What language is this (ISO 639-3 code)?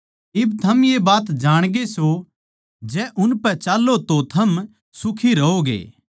bgc